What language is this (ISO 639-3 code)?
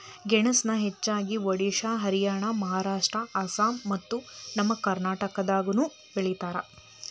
kan